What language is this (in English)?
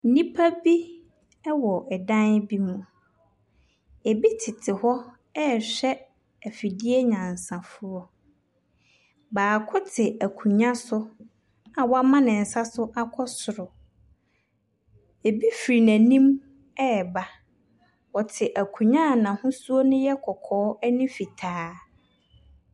Akan